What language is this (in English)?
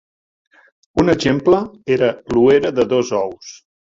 Catalan